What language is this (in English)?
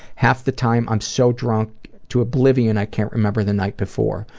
English